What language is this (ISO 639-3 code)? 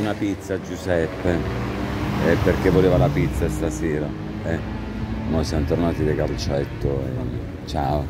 ita